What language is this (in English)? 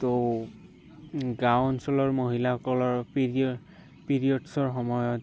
Assamese